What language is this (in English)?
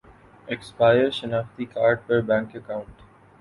Urdu